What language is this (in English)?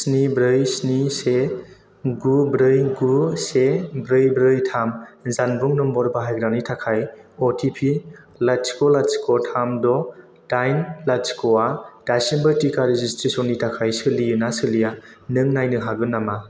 Bodo